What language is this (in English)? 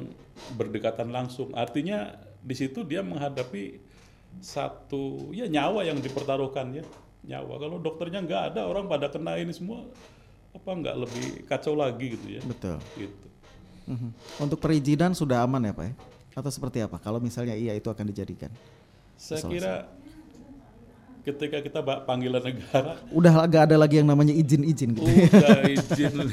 Indonesian